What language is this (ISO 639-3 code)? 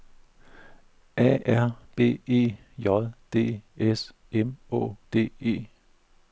dan